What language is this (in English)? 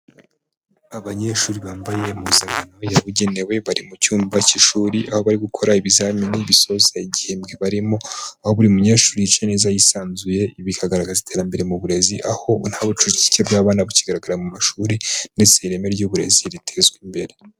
Kinyarwanda